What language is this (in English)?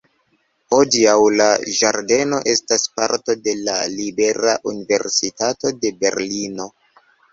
Esperanto